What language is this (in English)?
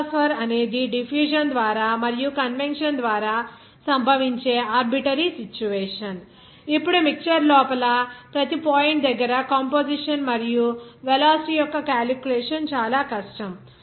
Telugu